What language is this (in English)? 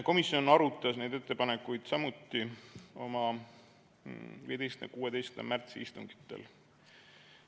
Estonian